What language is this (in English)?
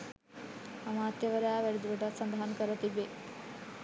Sinhala